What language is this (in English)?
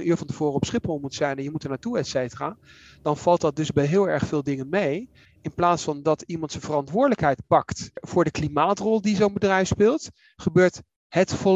Dutch